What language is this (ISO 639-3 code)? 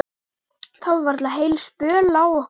isl